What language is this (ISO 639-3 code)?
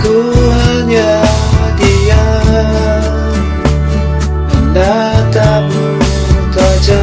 ind